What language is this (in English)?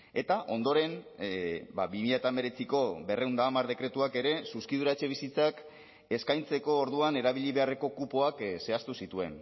Basque